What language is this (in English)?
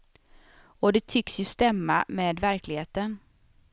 Swedish